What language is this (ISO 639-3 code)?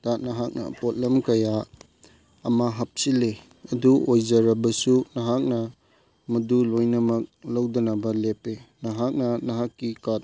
mni